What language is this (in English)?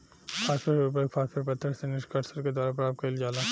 Bhojpuri